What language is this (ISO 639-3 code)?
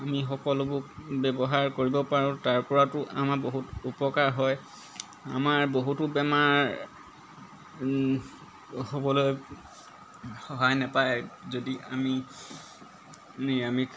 asm